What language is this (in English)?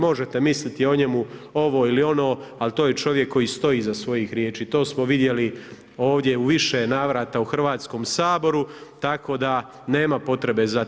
Croatian